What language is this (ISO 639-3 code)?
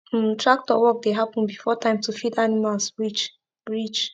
pcm